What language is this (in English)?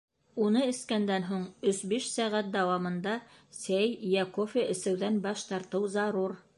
Bashkir